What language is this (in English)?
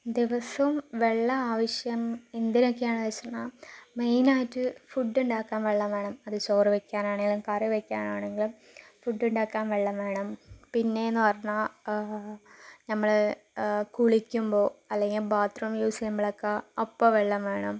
Malayalam